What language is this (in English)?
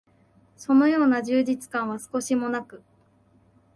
Japanese